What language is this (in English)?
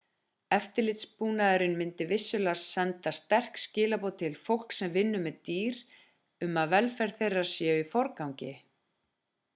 Icelandic